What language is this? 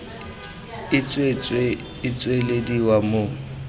Tswana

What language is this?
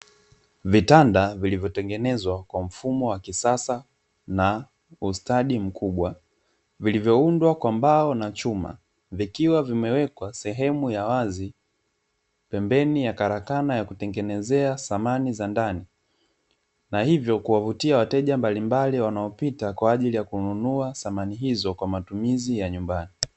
Swahili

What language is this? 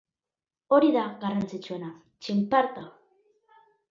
Basque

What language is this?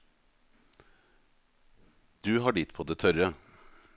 Norwegian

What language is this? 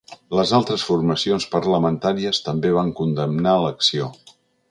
Catalan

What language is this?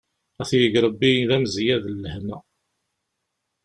Kabyle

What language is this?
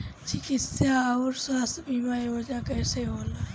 Bhojpuri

